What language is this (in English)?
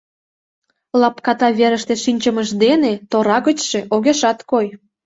Mari